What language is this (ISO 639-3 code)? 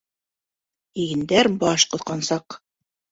bak